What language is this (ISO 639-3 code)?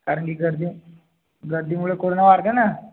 mar